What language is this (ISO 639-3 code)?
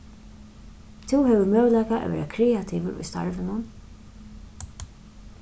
fao